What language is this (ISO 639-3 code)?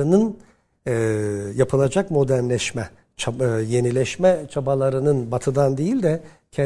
tur